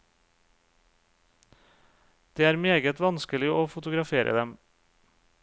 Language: Norwegian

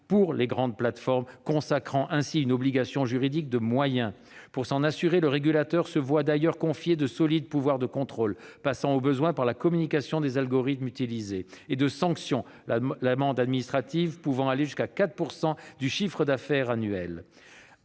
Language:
French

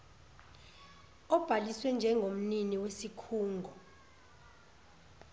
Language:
Zulu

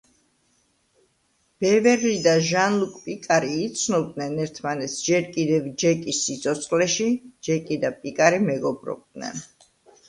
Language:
Georgian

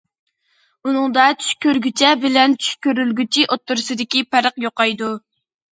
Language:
Uyghur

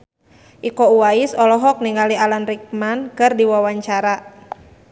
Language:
Sundanese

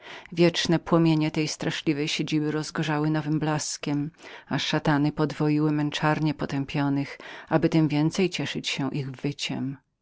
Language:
Polish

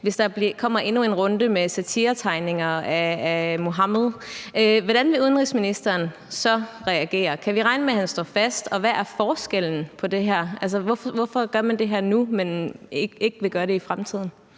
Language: Danish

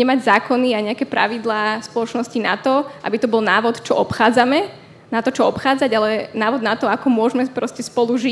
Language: Slovak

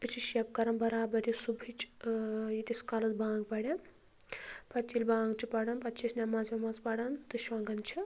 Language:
Kashmiri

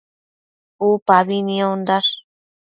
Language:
Matsés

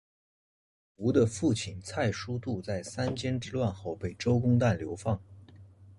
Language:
Chinese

